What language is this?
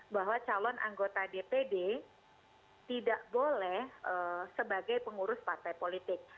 Indonesian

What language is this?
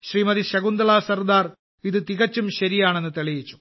Malayalam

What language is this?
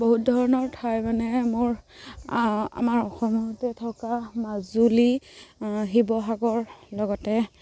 Assamese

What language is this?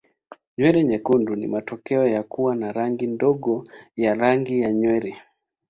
Swahili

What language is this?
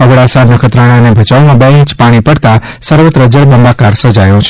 Gujarati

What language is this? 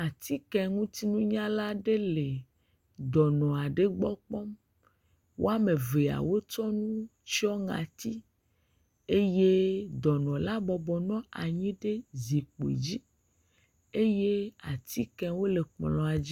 Ewe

